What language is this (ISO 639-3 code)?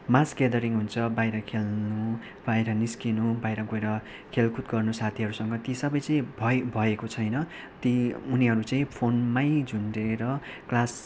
nep